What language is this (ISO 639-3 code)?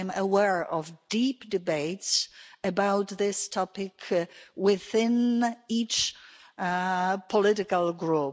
eng